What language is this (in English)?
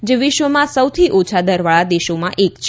Gujarati